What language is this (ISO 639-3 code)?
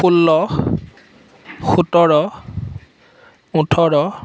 asm